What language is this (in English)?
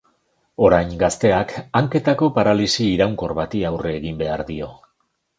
Basque